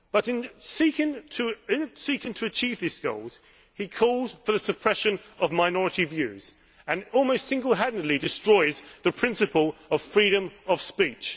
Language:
English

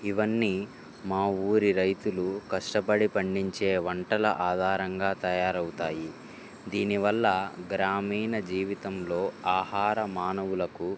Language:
Telugu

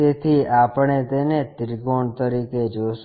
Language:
Gujarati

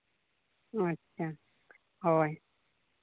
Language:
Santali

